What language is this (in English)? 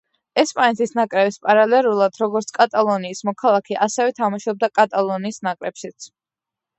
Georgian